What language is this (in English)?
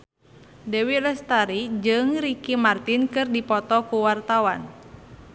Sundanese